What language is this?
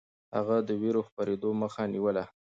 Pashto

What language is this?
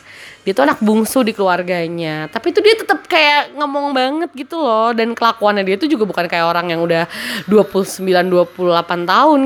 Indonesian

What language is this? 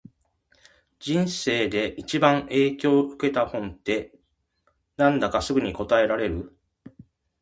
Japanese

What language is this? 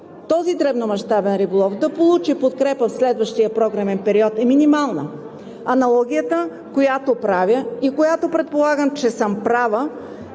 Bulgarian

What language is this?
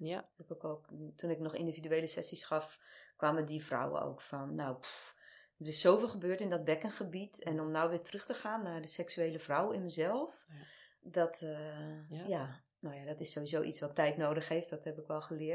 Dutch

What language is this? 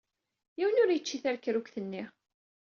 Kabyle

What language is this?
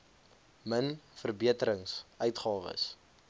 Afrikaans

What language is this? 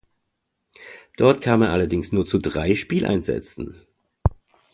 German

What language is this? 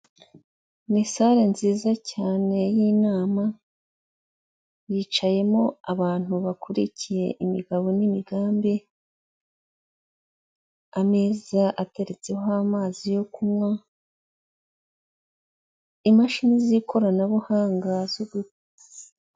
Kinyarwanda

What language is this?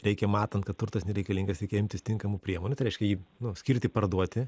Lithuanian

